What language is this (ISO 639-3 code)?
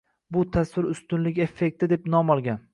uzb